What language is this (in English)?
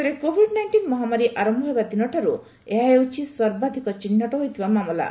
Odia